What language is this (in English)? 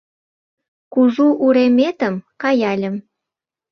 Mari